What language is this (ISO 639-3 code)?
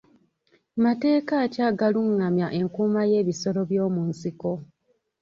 lug